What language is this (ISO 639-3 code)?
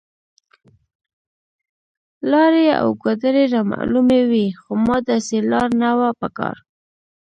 pus